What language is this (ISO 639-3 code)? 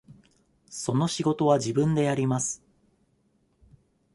jpn